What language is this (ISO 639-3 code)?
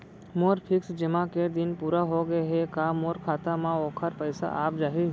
hne